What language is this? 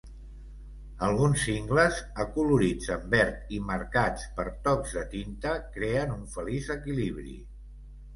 Catalan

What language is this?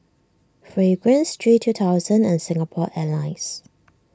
English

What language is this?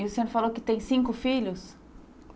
Portuguese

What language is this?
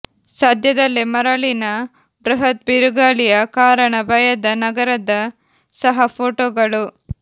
Kannada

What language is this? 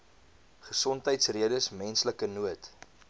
Afrikaans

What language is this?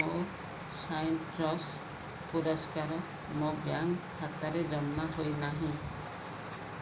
Odia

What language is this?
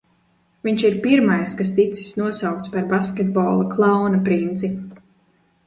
Latvian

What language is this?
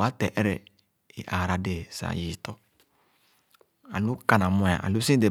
Khana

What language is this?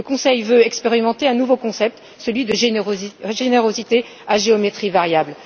French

